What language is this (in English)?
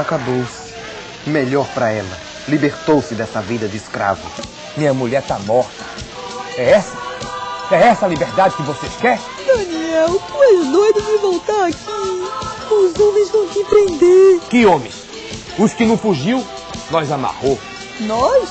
Portuguese